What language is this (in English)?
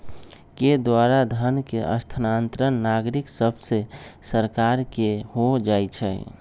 Magahi